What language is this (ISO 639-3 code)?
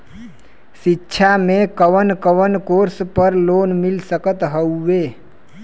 bho